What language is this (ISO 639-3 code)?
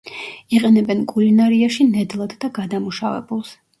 kat